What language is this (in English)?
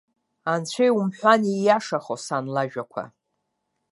Abkhazian